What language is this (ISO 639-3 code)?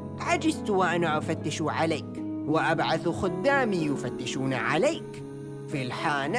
ara